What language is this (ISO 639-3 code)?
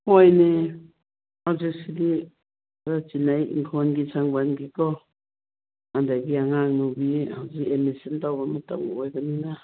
mni